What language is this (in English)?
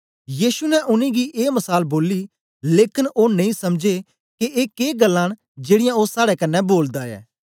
Dogri